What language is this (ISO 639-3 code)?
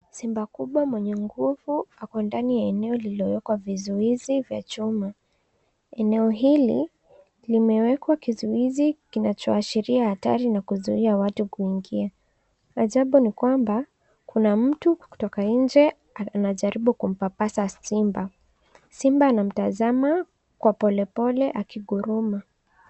swa